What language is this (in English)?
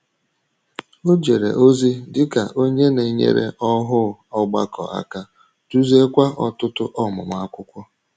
Igbo